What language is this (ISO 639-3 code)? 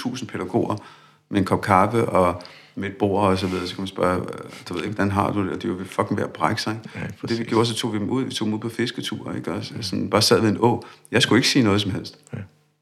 dan